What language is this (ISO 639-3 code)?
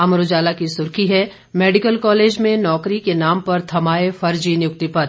hin